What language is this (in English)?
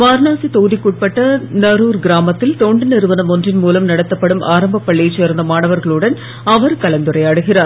Tamil